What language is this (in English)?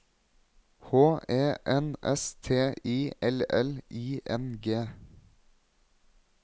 Norwegian